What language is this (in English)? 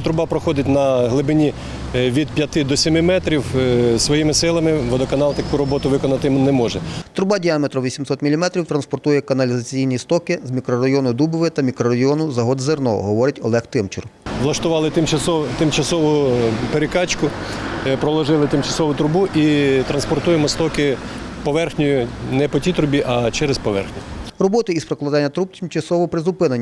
Ukrainian